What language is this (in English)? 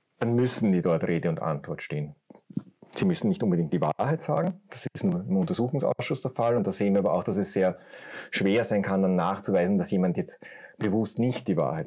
German